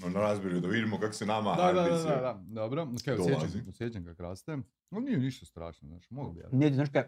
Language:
Croatian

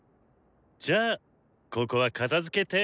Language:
Japanese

